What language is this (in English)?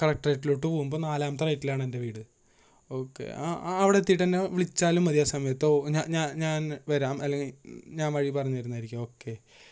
Malayalam